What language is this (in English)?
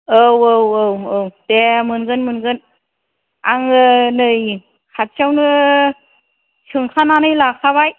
Bodo